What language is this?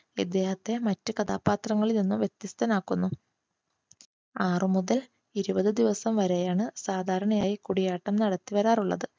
Malayalam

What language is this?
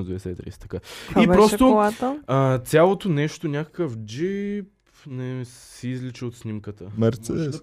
Bulgarian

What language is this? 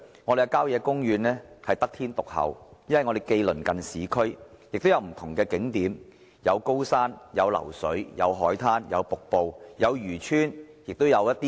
Cantonese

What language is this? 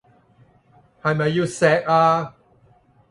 Cantonese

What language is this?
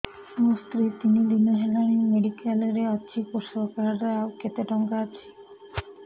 Odia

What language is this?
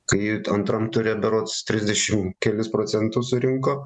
Lithuanian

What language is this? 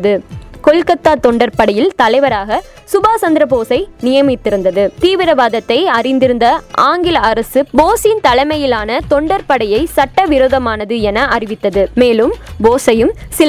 Tamil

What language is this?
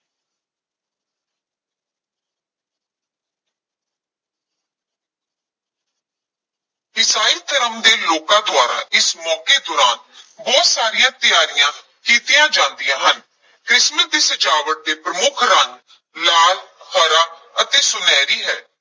Punjabi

